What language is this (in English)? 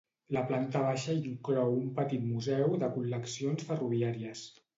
Catalan